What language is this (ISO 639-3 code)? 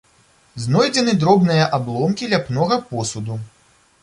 bel